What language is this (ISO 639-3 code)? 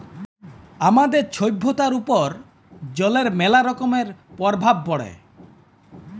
ben